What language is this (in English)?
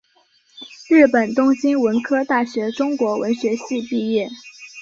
Chinese